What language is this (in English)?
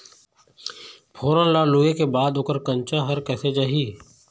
Chhattisgarhi